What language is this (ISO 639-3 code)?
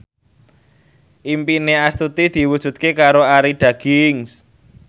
jav